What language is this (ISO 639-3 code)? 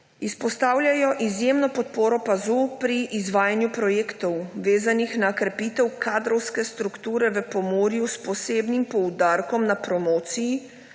slv